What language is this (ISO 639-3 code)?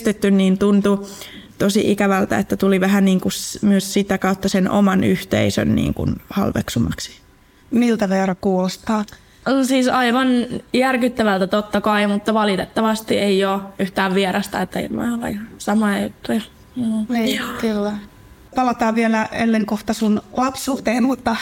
fin